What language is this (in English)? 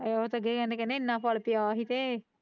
Punjabi